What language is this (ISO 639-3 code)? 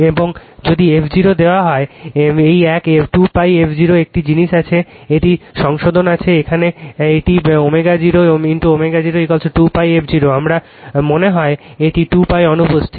ben